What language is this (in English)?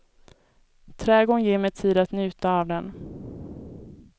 Swedish